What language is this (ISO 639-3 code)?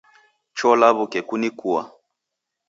dav